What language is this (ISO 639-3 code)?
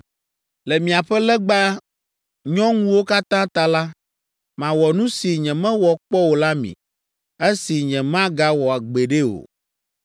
ewe